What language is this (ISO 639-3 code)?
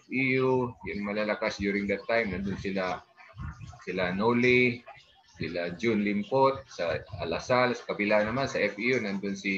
fil